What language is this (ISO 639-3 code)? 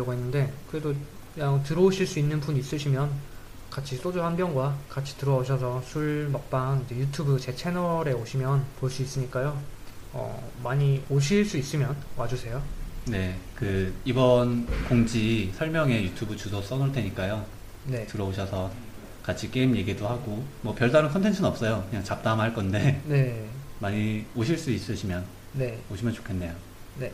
kor